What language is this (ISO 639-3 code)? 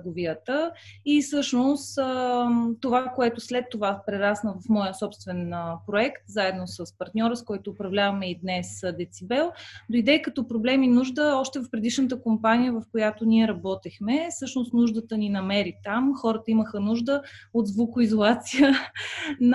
bul